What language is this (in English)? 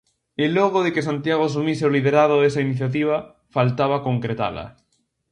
Galician